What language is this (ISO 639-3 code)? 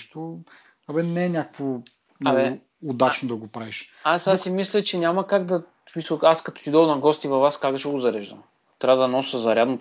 bul